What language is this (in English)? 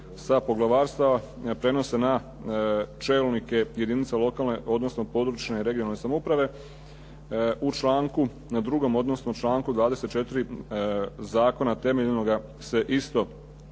Croatian